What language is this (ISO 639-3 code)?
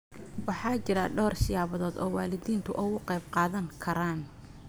som